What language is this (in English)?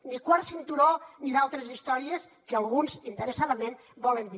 Catalan